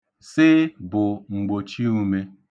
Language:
Igbo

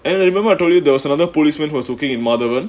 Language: English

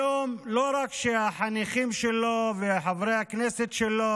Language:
Hebrew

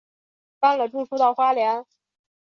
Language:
Chinese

